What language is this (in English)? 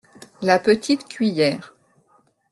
French